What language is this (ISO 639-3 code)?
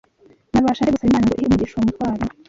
kin